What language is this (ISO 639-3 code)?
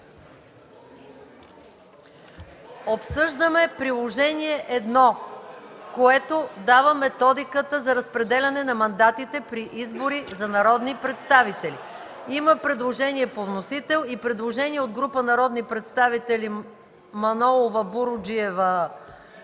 bul